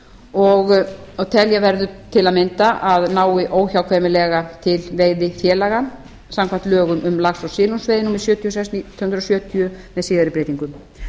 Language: Icelandic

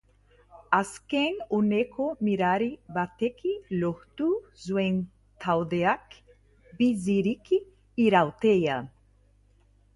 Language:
Basque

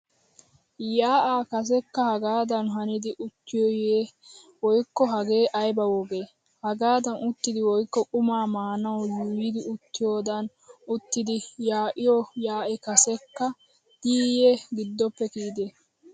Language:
Wolaytta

